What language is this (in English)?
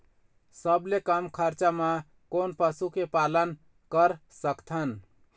Chhattisgarhi